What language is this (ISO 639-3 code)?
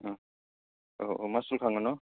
brx